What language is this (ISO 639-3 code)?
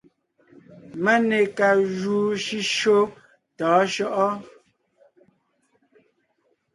nnh